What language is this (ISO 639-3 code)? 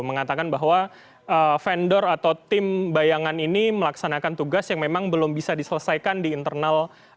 ind